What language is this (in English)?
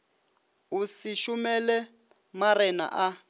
Northern Sotho